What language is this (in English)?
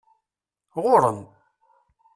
Kabyle